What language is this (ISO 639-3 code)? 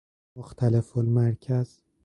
fas